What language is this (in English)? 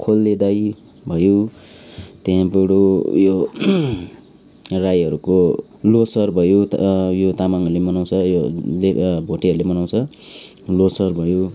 Nepali